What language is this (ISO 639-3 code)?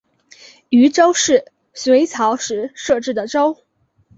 zho